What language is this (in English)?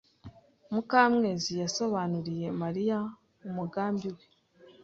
Kinyarwanda